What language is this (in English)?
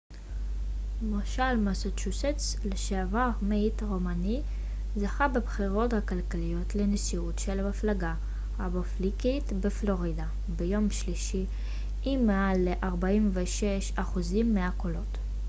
Hebrew